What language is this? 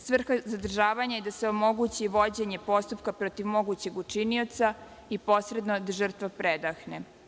Serbian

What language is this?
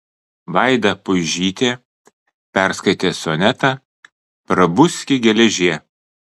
Lithuanian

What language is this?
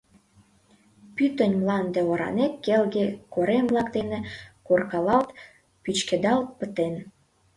Mari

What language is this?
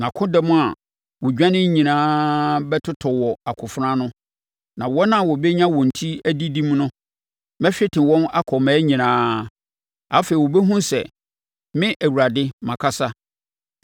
Akan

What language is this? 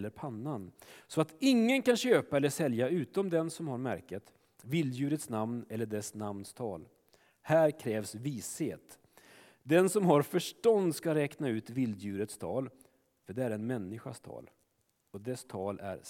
Swedish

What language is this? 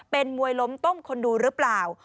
Thai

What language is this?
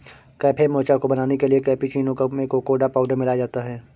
Hindi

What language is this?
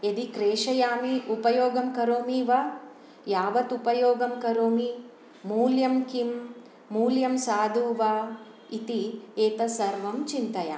Sanskrit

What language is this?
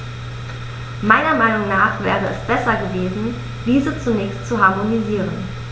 German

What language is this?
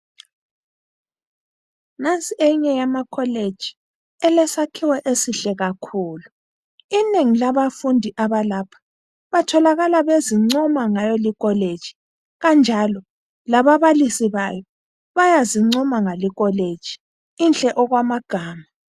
North Ndebele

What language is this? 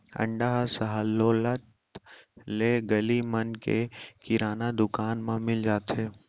Chhattisgarhi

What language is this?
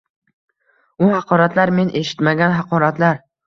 Uzbek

